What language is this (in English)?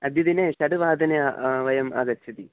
Sanskrit